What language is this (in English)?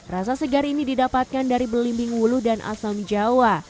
Indonesian